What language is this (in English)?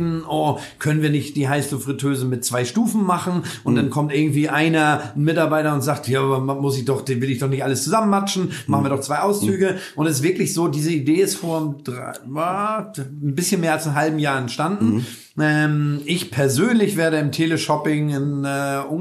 German